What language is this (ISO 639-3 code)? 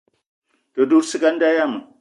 eto